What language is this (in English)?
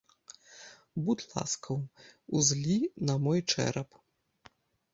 Belarusian